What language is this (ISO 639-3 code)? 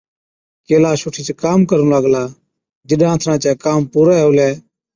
odk